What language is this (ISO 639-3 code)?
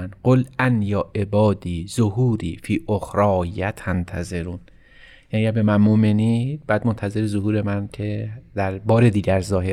fas